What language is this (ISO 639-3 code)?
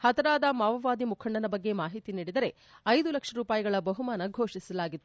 kan